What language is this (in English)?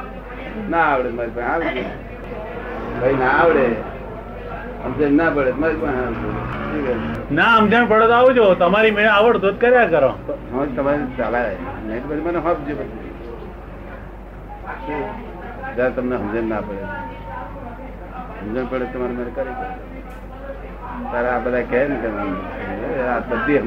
Gujarati